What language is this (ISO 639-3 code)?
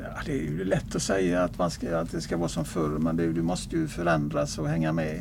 swe